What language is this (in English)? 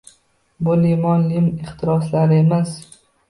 Uzbek